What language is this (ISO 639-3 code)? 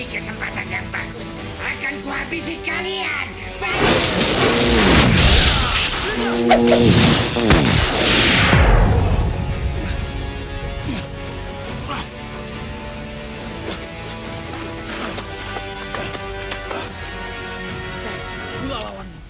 ind